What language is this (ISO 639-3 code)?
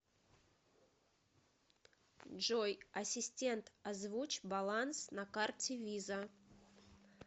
rus